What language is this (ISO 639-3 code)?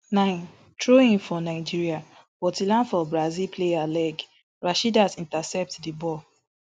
pcm